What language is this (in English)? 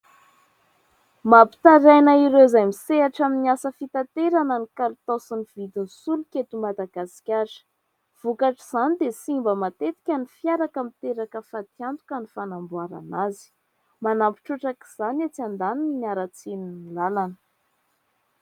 Malagasy